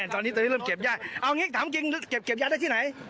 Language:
Thai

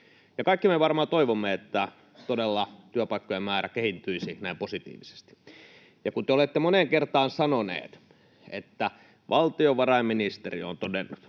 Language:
Finnish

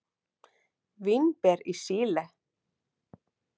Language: Icelandic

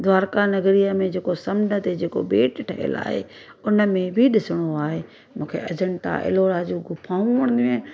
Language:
Sindhi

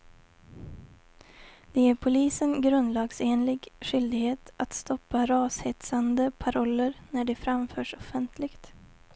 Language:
Swedish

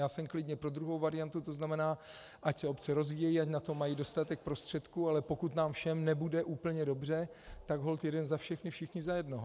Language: Czech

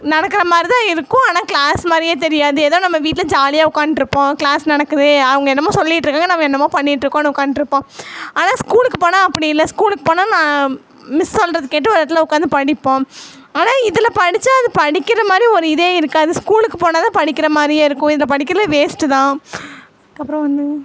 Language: Tamil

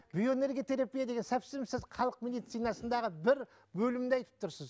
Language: Kazakh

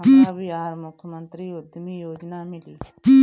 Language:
Bhojpuri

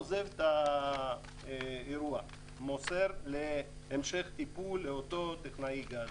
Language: Hebrew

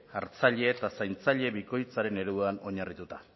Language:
Basque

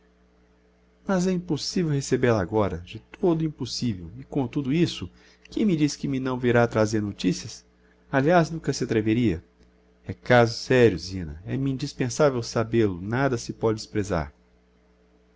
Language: Portuguese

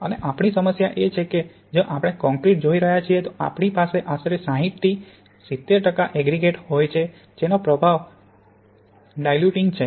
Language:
Gujarati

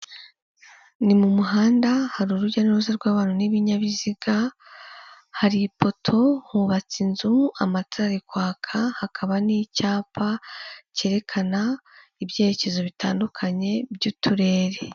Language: Kinyarwanda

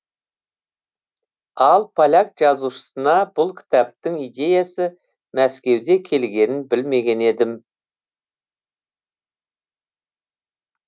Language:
Kazakh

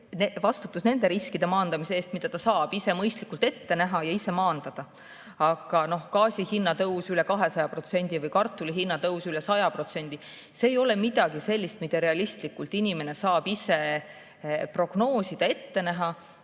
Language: Estonian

